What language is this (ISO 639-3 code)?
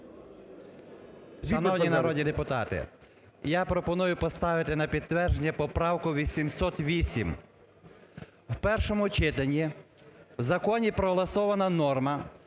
ukr